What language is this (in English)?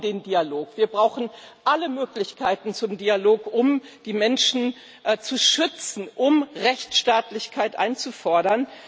German